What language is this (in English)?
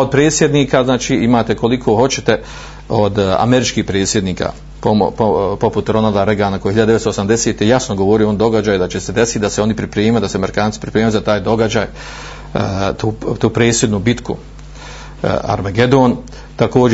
Croatian